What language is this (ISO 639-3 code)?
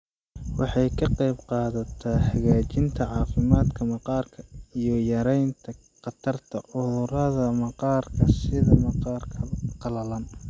som